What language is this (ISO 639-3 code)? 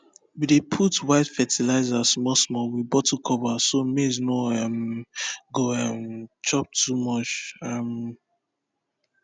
pcm